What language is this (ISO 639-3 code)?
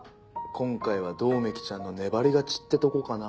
jpn